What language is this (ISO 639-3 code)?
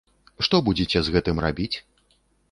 bel